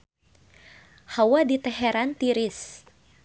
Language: Sundanese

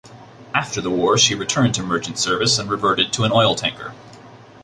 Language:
English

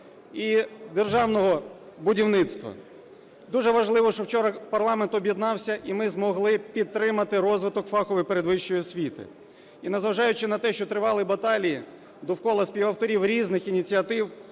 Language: Ukrainian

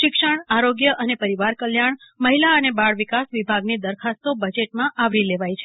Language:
Gujarati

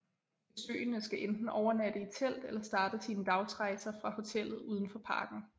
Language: Danish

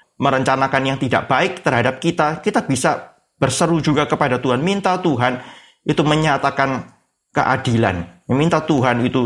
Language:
Indonesian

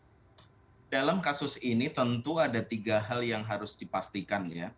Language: Indonesian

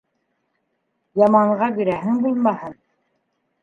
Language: Bashkir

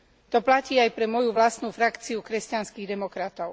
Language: Slovak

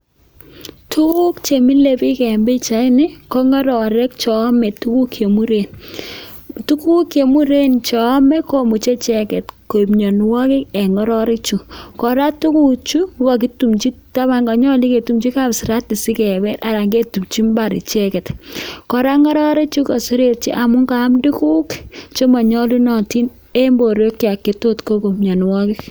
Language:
Kalenjin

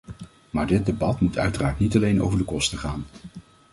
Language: Dutch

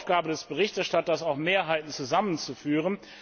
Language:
German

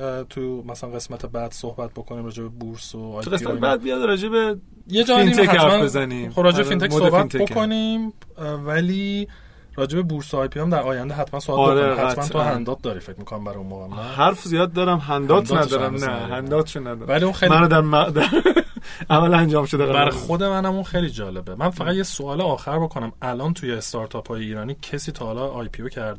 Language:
Persian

